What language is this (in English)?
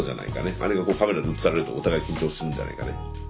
Japanese